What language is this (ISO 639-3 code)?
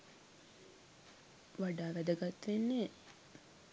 sin